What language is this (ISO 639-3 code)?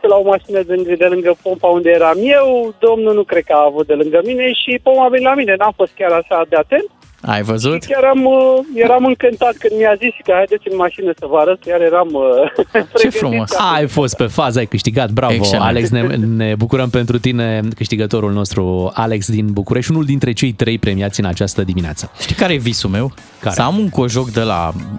ron